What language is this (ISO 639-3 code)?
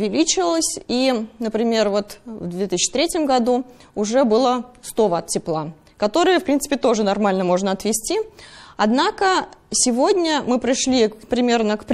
rus